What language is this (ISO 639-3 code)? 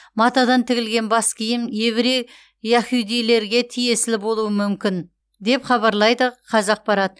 kaz